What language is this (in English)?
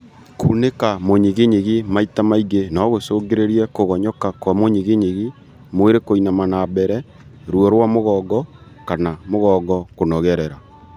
Kikuyu